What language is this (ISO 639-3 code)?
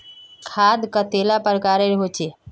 mag